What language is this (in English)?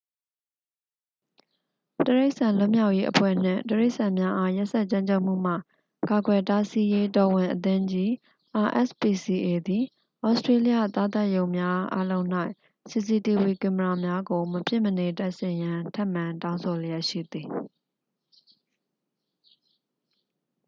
Burmese